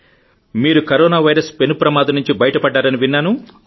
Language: Telugu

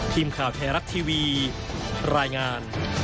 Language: Thai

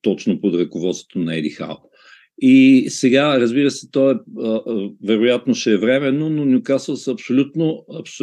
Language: Bulgarian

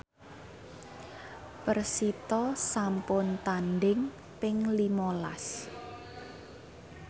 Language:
Javanese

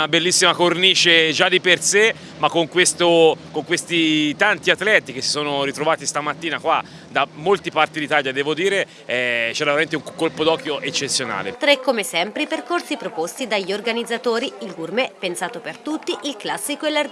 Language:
Italian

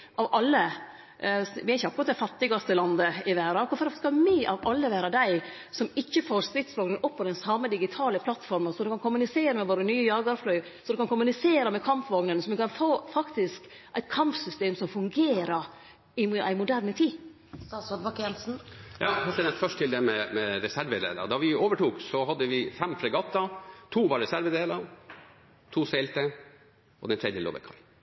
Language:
Norwegian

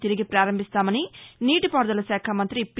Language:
Telugu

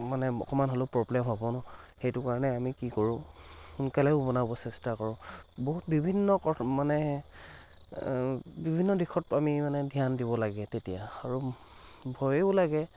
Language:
Assamese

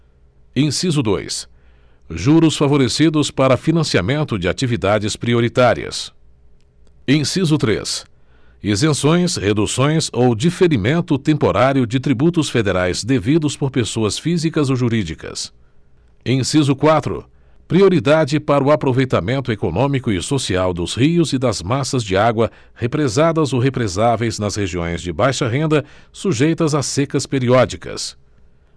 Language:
Portuguese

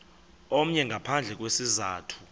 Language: Xhosa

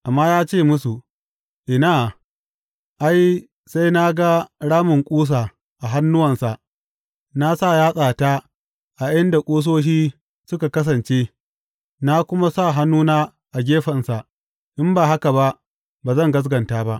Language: Hausa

